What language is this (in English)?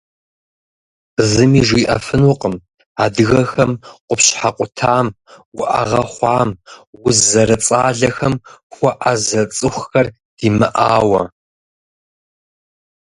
Kabardian